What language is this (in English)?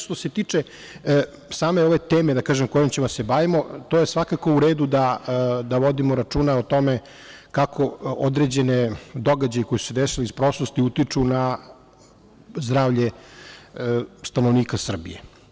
Serbian